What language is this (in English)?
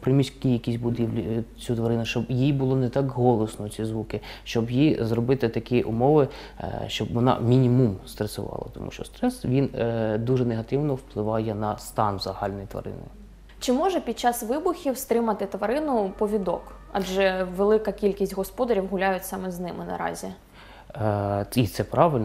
Ukrainian